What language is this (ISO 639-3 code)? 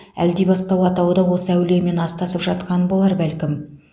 kaz